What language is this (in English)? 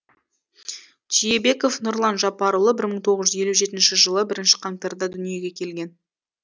Kazakh